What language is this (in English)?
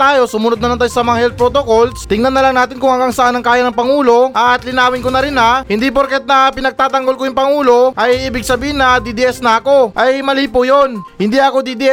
Filipino